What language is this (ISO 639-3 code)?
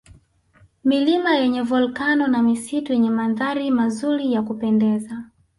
swa